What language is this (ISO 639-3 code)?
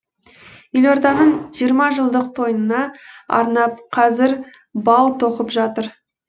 kaz